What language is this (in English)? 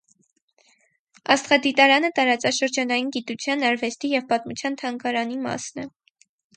Armenian